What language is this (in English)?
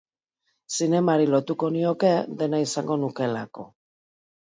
Basque